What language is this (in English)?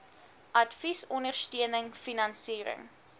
Afrikaans